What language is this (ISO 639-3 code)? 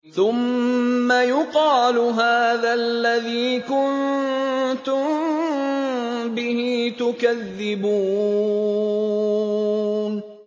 ara